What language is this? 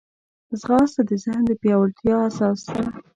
Pashto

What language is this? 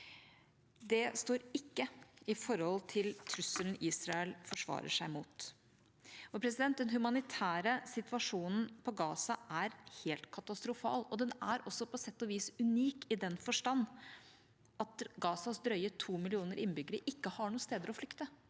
Norwegian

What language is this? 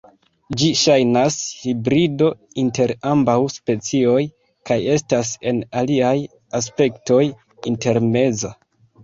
Esperanto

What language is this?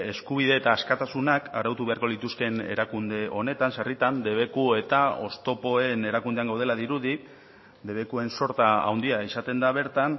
Basque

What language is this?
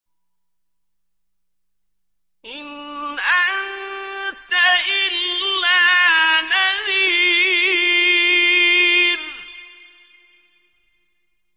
Arabic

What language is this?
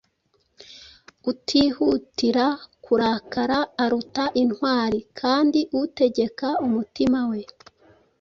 Kinyarwanda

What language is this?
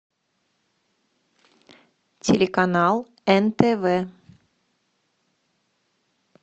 Russian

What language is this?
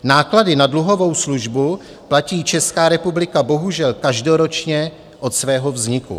Czech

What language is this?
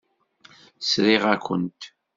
Kabyle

